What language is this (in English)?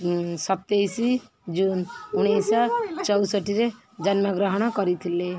Odia